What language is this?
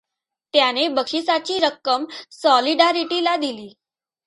Marathi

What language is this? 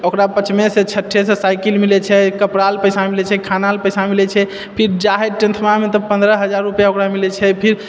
Maithili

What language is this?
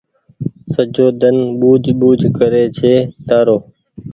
Goaria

